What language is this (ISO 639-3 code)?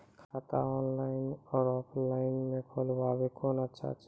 mai